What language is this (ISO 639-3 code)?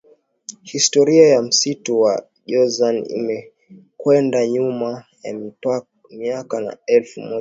swa